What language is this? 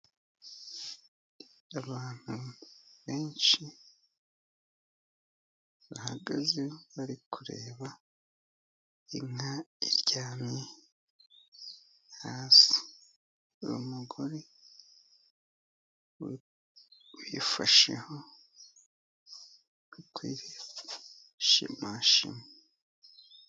Kinyarwanda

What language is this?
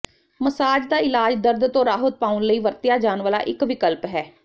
Punjabi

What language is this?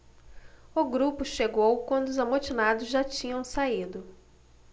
Portuguese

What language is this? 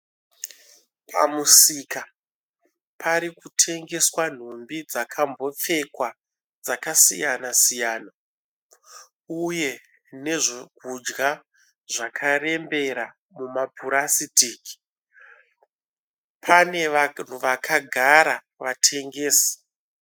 Shona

